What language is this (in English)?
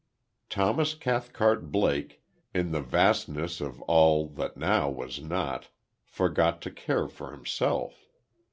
English